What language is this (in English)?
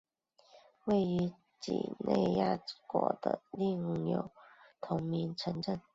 Chinese